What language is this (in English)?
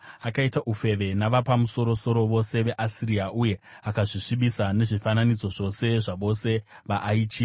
Shona